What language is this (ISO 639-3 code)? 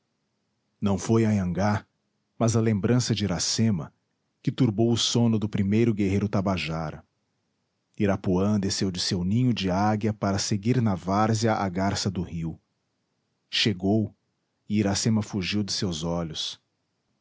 por